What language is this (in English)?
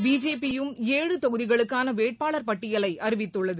Tamil